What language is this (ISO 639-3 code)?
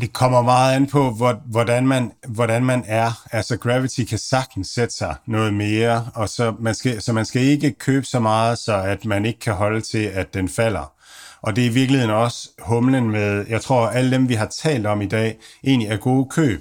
dan